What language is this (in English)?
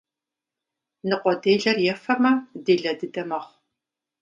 Kabardian